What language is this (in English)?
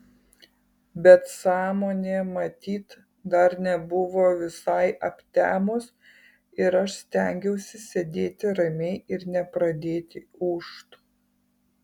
Lithuanian